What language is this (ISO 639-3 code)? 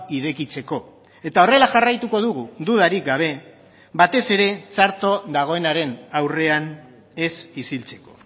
eus